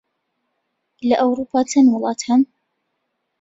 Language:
Central Kurdish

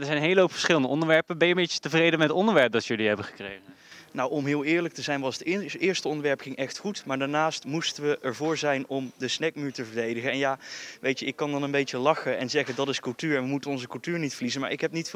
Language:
Dutch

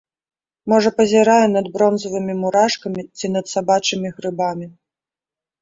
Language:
Belarusian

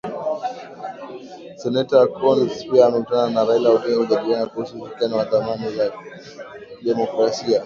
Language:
Swahili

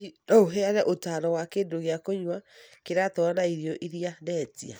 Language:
Kikuyu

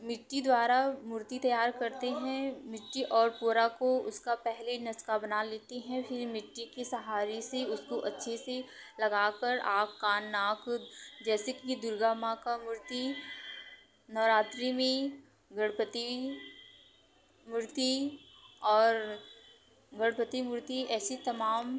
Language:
Hindi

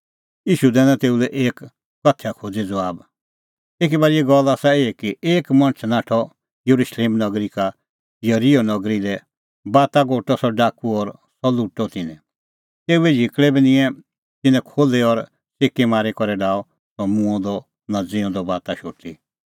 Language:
Kullu Pahari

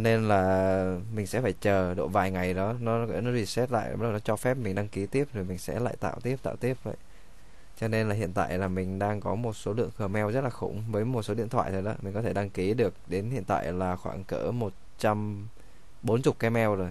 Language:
Vietnamese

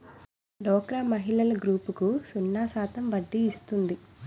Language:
Telugu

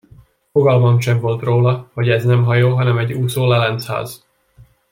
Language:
Hungarian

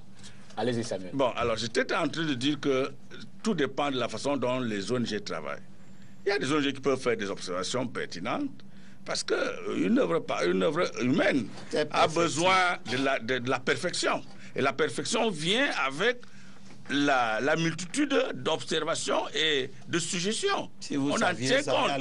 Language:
French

